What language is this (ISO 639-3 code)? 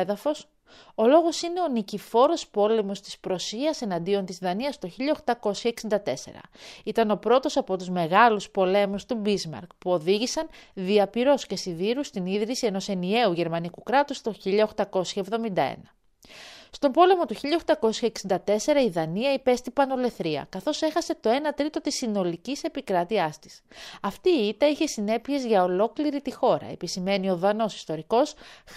ell